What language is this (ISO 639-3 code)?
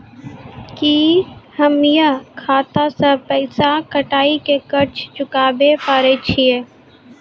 mai